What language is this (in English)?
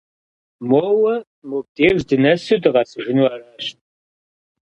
Kabardian